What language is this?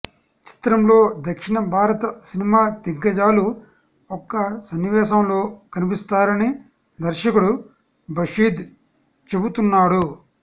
Telugu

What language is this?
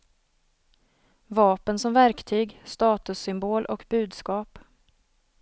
Swedish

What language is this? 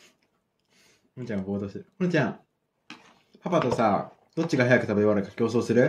Japanese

